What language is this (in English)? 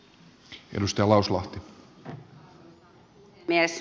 Finnish